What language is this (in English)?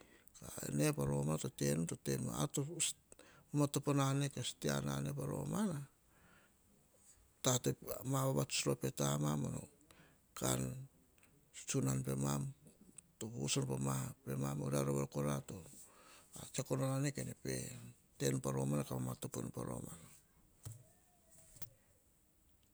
Hahon